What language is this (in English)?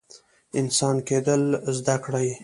Pashto